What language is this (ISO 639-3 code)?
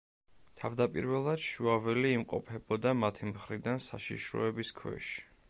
kat